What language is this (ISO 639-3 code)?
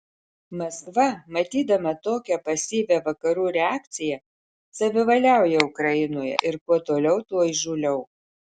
lit